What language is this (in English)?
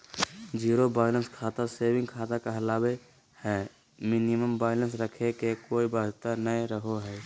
Magahi